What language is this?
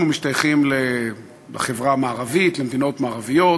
Hebrew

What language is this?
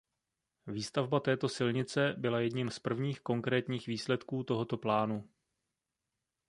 Czech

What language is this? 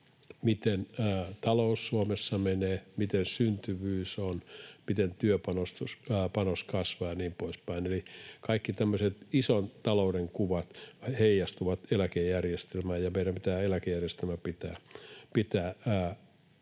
Finnish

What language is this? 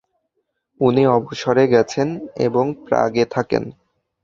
Bangla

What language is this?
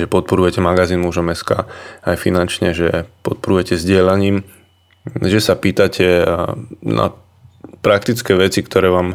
Slovak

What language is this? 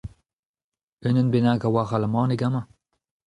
Breton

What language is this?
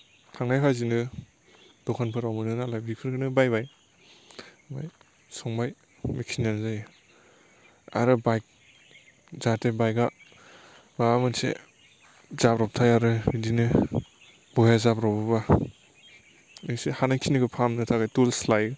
Bodo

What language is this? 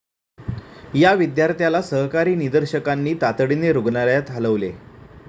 Marathi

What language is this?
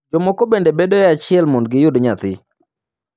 Luo (Kenya and Tanzania)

